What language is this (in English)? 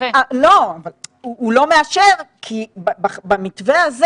Hebrew